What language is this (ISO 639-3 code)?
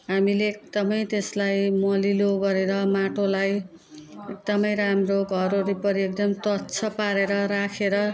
nep